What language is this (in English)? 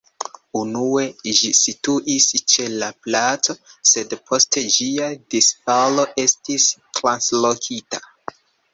Esperanto